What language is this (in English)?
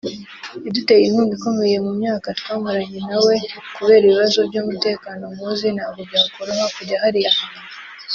Kinyarwanda